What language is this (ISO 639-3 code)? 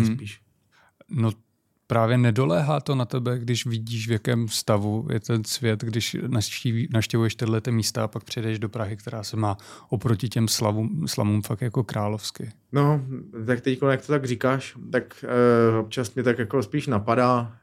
ces